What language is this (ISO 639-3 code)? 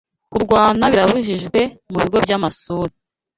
kin